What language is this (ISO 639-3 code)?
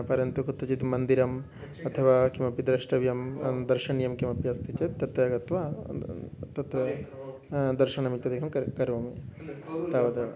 san